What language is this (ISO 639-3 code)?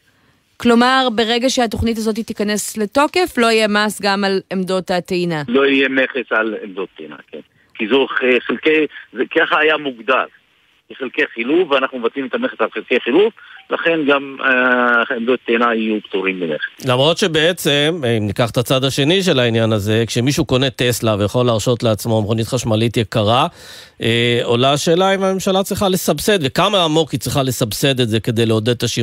heb